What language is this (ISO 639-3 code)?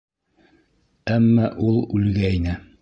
bak